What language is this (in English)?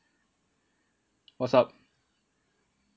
English